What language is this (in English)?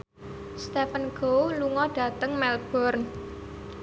Javanese